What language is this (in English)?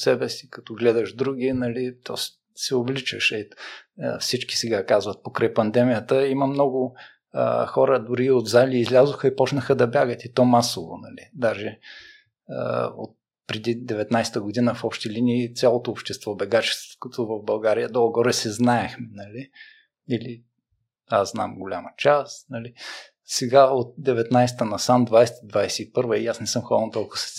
Bulgarian